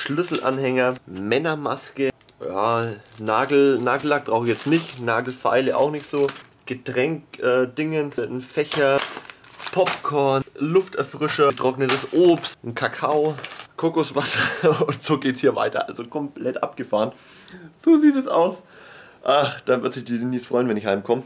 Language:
German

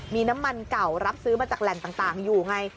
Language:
Thai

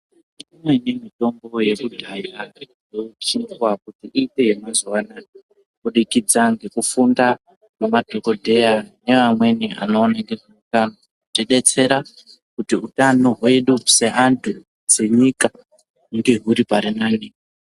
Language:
Ndau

